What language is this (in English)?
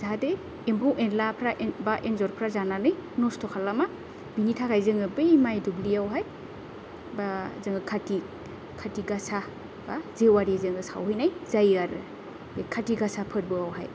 Bodo